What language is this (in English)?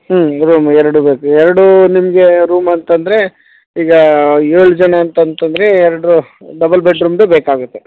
Kannada